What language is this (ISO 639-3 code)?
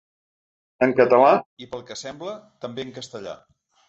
cat